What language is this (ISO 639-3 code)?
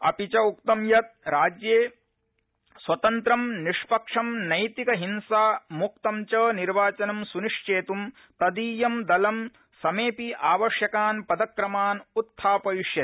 san